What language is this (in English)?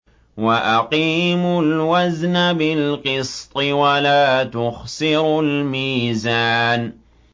Arabic